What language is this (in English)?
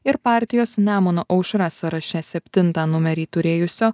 Lithuanian